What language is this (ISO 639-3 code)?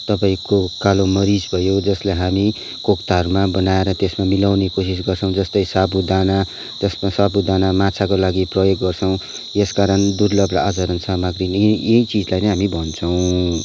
nep